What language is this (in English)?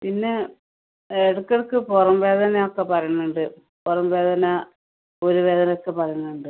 Malayalam